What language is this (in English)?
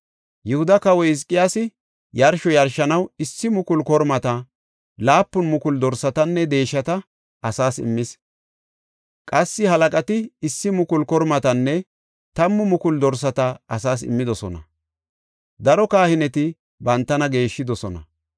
Gofa